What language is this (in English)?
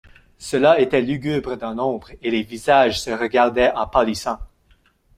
French